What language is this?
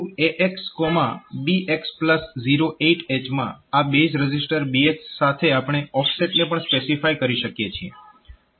Gujarati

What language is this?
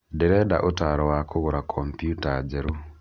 Kikuyu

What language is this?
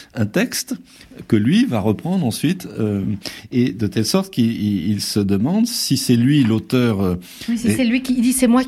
French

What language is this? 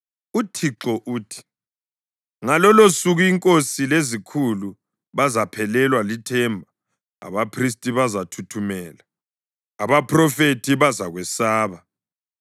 North Ndebele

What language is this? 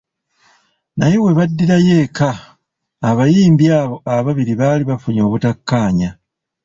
Ganda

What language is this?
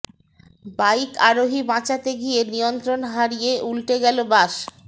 Bangla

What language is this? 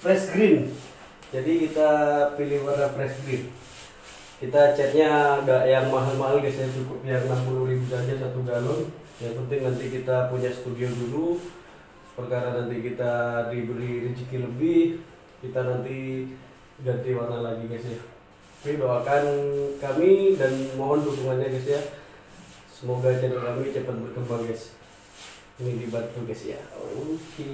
Indonesian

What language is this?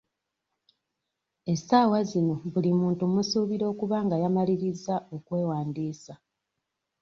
Ganda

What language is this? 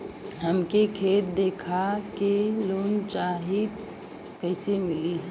Bhojpuri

